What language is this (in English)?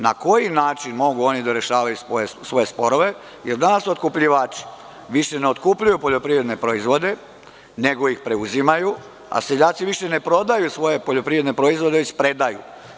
Serbian